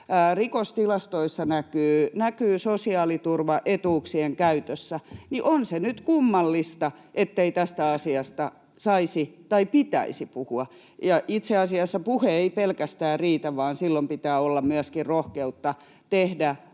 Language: Finnish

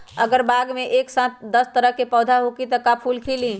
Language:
Magahi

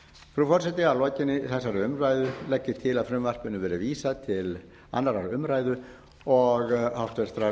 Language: Icelandic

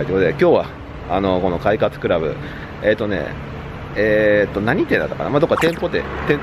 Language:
Japanese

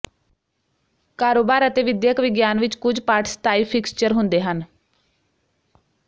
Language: Punjabi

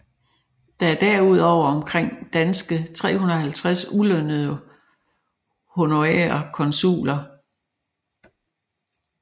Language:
Danish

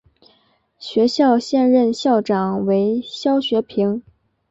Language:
Chinese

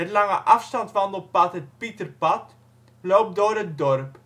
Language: Dutch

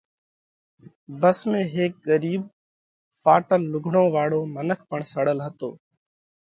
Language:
Parkari Koli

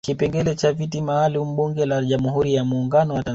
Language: Swahili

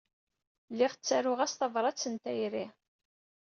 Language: Kabyle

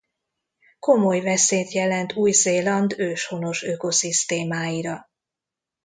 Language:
Hungarian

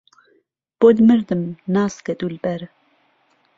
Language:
Central Kurdish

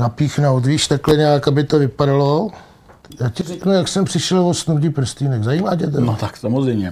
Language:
Czech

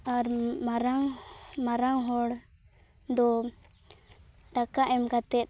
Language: Santali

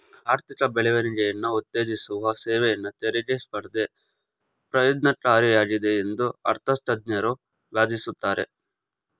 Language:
Kannada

